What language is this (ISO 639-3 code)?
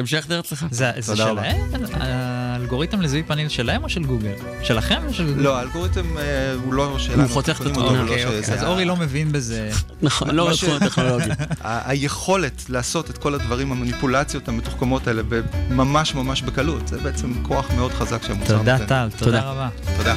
heb